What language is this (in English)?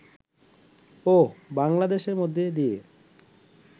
Bangla